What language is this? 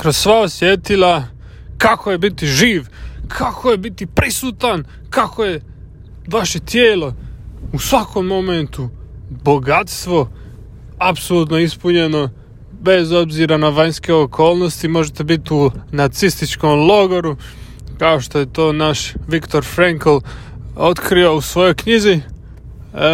Croatian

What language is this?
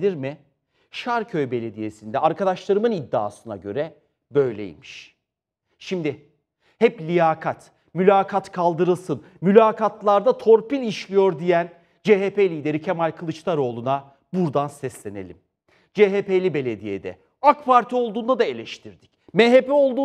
Turkish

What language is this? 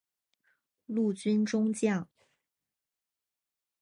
Chinese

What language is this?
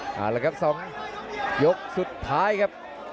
Thai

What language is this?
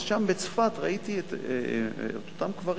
Hebrew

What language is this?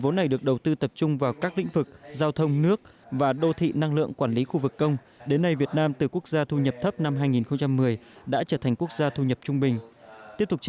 Vietnamese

